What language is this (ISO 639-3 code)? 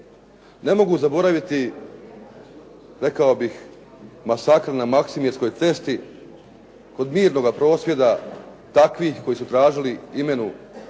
hrv